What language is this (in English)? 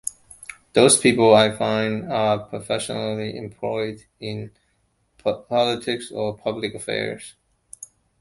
English